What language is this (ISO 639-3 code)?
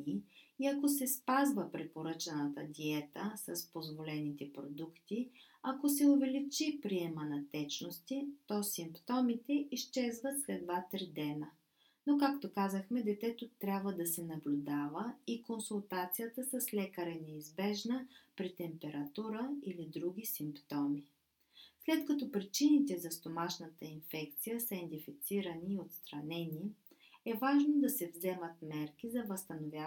bul